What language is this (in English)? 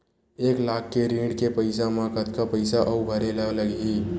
Chhattisgarhi